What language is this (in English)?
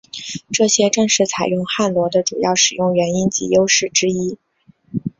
Chinese